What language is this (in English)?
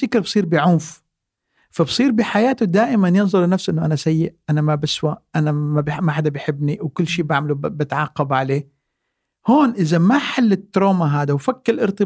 Arabic